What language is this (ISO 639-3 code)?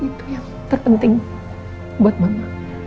ind